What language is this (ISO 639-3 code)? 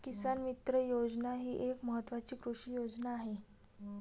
mar